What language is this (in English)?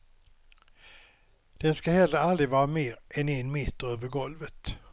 Swedish